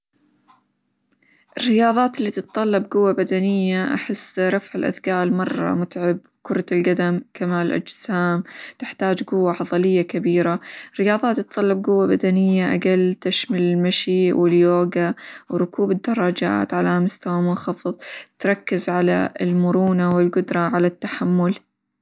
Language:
Hijazi Arabic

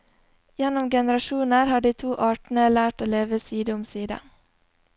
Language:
Norwegian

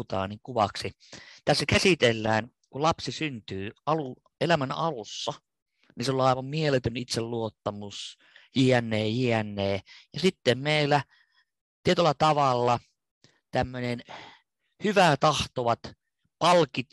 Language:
Finnish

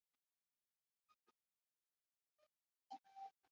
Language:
Basque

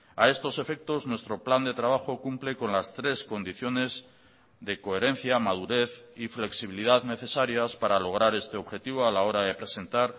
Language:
Spanish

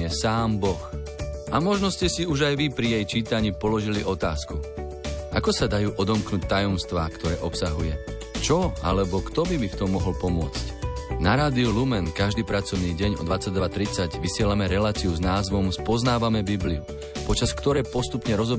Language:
Slovak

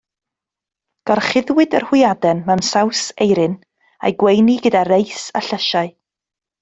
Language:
Welsh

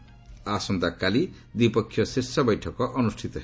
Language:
Odia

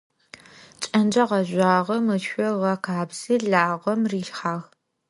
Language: Adyghe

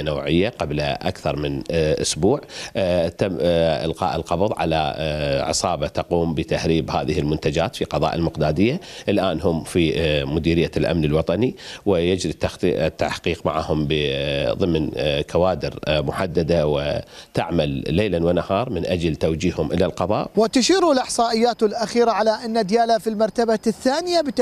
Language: Arabic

